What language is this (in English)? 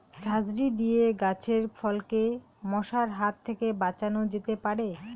Bangla